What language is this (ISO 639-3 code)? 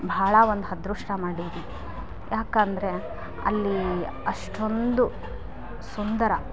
kan